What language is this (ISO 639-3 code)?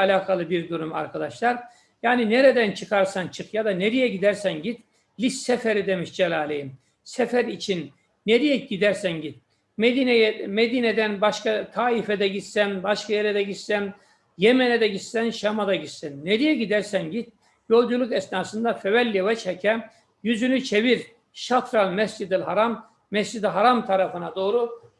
tur